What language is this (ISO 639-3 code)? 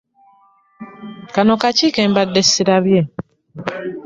lug